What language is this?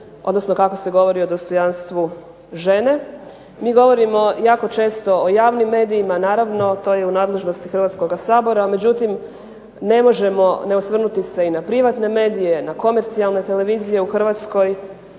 Croatian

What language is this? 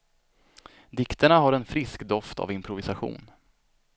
Swedish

